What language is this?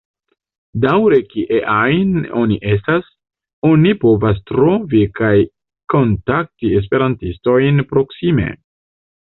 Esperanto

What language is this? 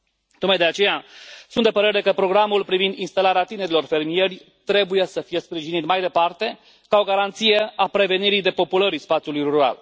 Romanian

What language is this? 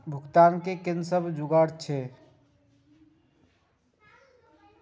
Maithili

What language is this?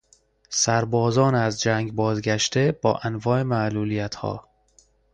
Persian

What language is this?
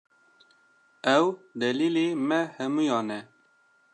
Kurdish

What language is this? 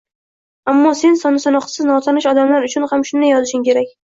Uzbek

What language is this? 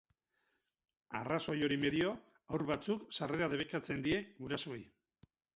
Basque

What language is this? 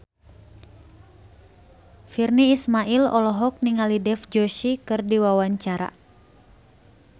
Sundanese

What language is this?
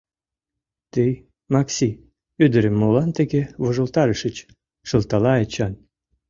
Mari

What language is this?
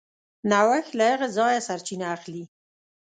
Pashto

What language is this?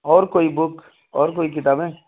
Urdu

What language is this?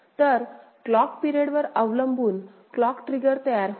Marathi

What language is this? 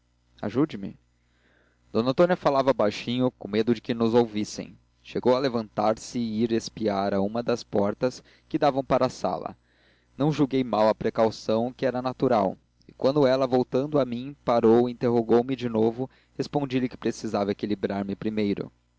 Portuguese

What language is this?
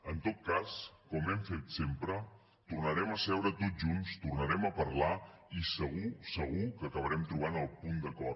Catalan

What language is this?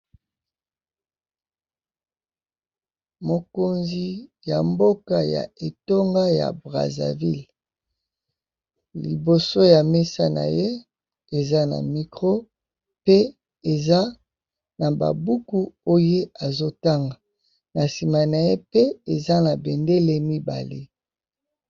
Lingala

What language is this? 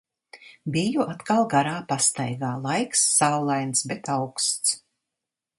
Latvian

